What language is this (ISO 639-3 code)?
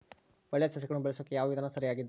kan